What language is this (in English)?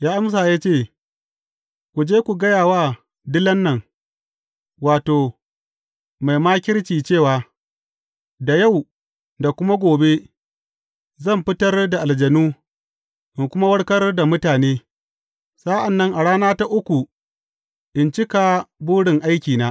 Hausa